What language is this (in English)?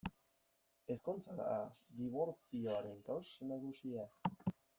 Basque